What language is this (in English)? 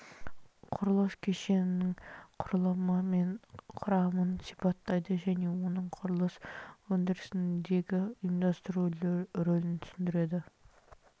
Kazakh